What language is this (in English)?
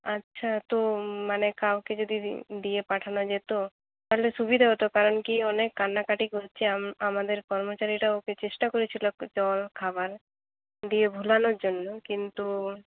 Bangla